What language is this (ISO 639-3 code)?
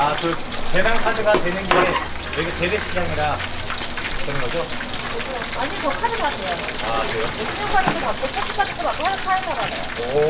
kor